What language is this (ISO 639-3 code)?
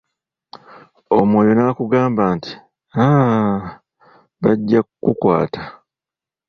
lug